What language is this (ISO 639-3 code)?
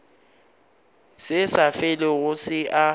nso